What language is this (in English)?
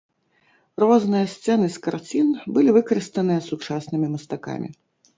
Belarusian